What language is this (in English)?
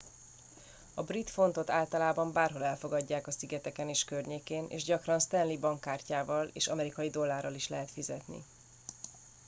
Hungarian